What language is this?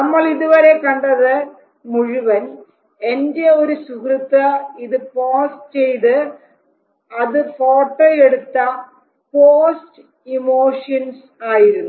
Malayalam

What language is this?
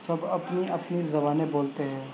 Urdu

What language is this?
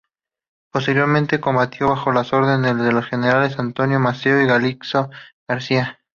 Spanish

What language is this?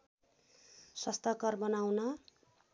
Nepali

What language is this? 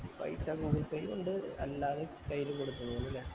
Malayalam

